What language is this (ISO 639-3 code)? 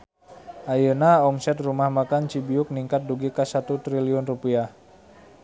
sun